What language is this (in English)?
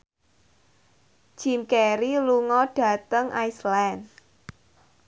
Javanese